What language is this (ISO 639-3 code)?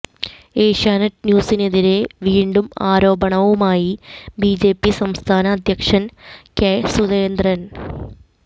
mal